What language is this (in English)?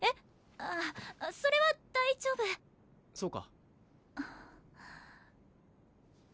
Japanese